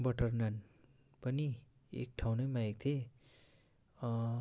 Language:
Nepali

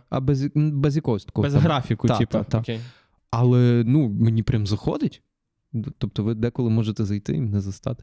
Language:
Ukrainian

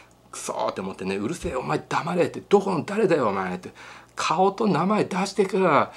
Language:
Japanese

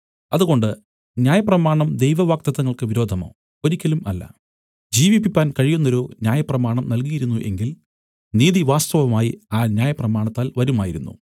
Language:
Malayalam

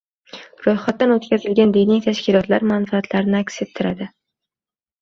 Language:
Uzbek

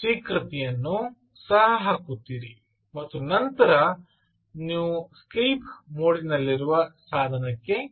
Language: Kannada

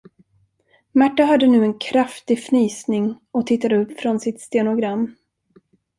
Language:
Swedish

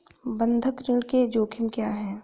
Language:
Hindi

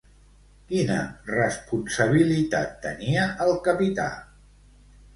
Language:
Catalan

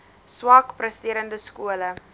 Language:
Afrikaans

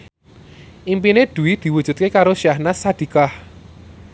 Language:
Javanese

